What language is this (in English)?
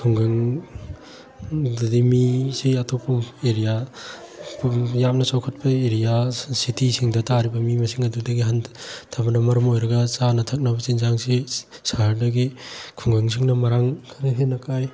Manipuri